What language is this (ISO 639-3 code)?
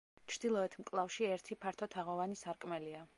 kat